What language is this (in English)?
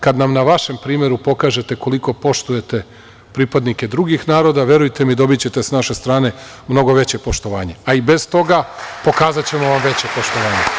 Serbian